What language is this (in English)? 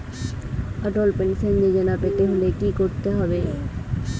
Bangla